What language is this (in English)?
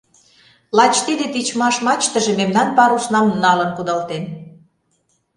Mari